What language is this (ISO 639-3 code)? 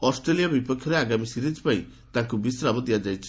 ori